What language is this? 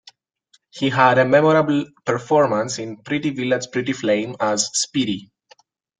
English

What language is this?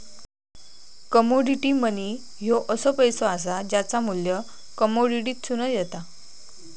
Marathi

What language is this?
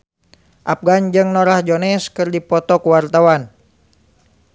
Sundanese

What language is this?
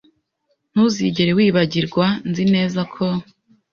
Kinyarwanda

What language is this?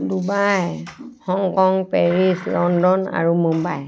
Assamese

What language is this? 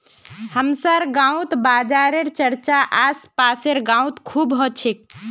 Magahi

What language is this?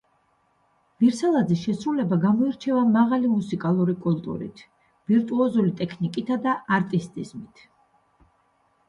Georgian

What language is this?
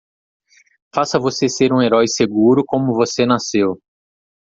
Portuguese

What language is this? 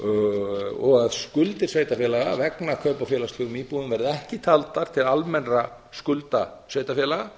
Icelandic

